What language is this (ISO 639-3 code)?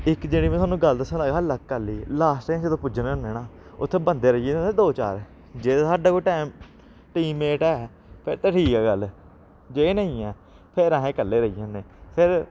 doi